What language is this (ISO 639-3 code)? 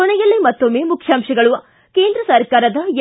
kan